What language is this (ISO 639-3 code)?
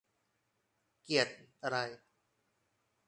tha